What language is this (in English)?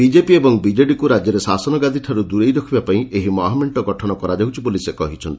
Odia